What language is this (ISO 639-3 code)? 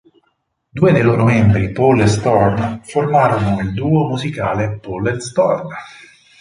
ita